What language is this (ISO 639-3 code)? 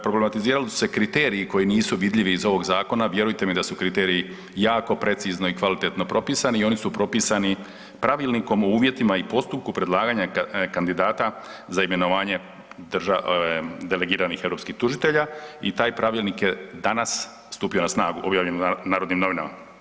hrv